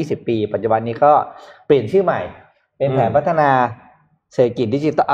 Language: Thai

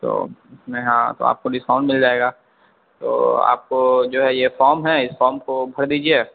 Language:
Urdu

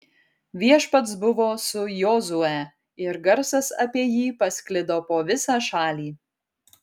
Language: Lithuanian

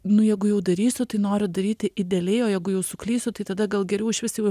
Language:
Lithuanian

